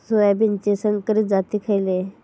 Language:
Marathi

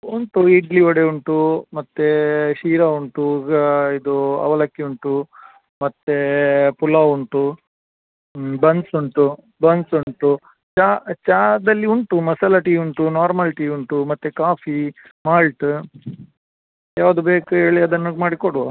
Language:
Kannada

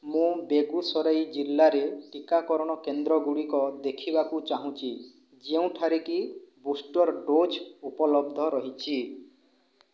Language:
Odia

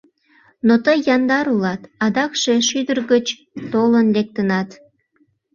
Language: Mari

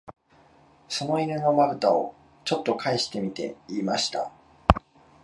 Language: Japanese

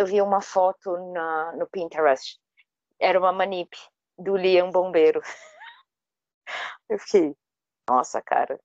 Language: Portuguese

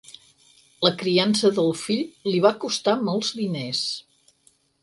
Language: Catalan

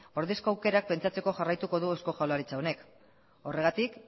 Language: Basque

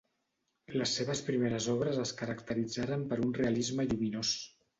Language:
Catalan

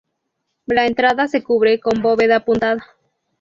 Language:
Spanish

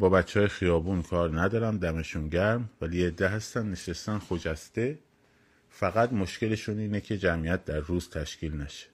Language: Persian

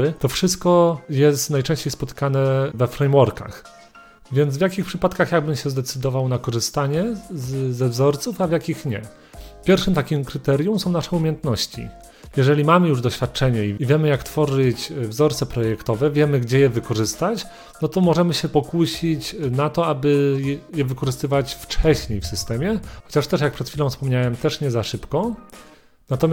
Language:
Polish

